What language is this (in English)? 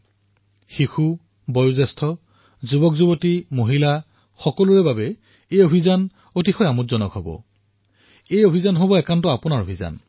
Assamese